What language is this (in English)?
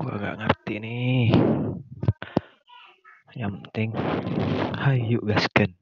Indonesian